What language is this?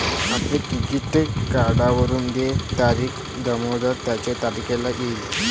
Marathi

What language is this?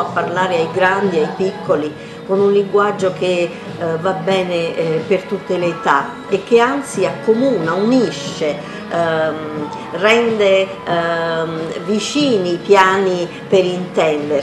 Italian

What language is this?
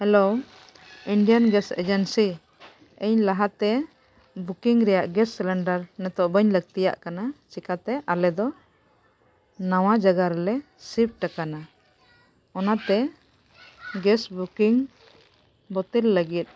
Santali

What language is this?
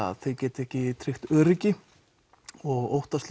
Icelandic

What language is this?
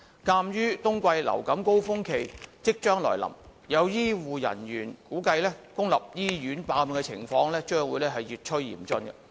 Cantonese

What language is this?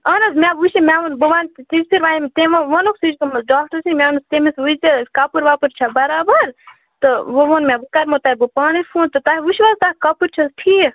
Kashmiri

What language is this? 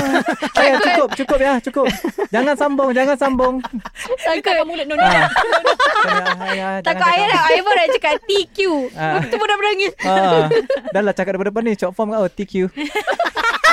Malay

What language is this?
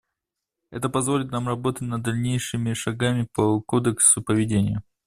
Russian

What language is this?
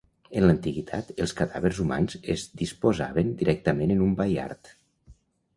Catalan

